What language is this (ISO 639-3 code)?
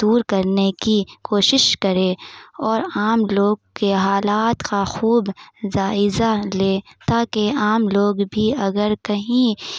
urd